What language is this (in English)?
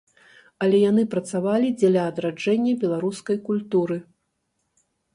Belarusian